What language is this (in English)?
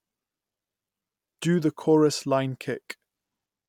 English